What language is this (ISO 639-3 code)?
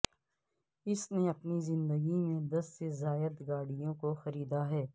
urd